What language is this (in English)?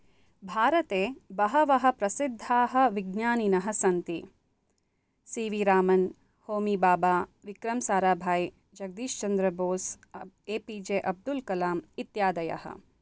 Sanskrit